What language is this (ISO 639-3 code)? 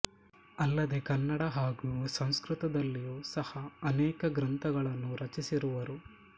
kan